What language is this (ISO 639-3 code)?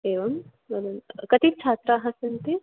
san